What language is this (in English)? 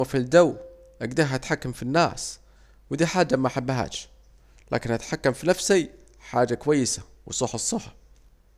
Saidi Arabic